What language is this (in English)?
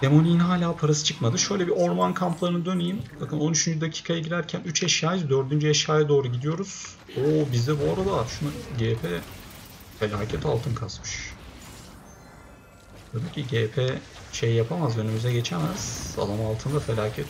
Turkish